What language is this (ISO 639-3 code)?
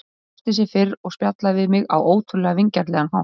isl